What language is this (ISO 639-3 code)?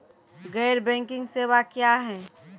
mai